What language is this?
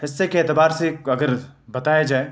Urdu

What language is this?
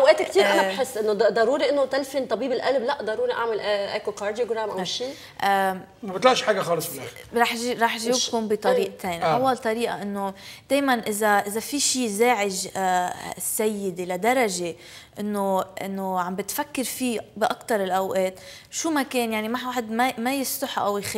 Arabic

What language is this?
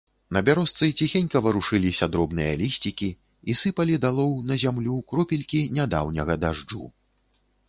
Belarusian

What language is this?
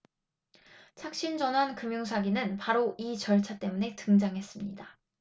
Korean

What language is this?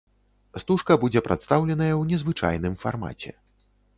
Belarusian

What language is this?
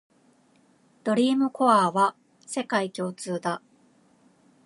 Japanese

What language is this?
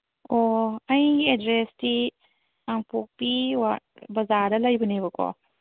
Manipuri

